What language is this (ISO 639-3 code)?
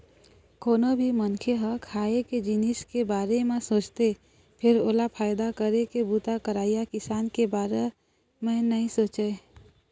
hne